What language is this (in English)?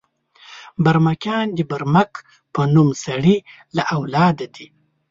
Pashto